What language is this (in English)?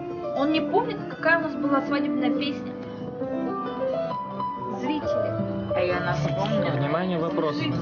Russian